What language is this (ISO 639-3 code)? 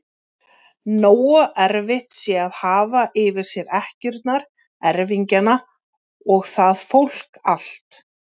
isl